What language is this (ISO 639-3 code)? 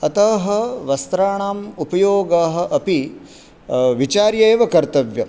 san